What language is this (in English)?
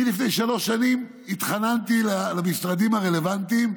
Hebrew